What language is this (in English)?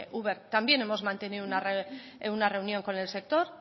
Spanish